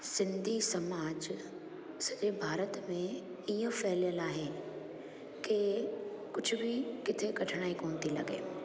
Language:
Sindhi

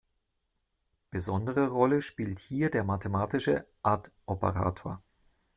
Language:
German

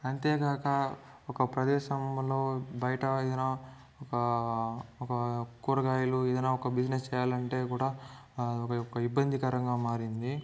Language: Telugu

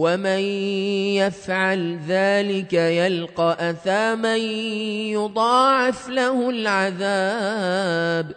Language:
Arabic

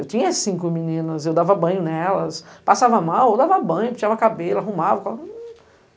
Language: Portuguese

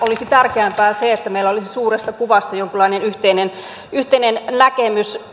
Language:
Finnish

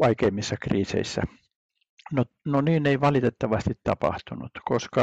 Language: Finnish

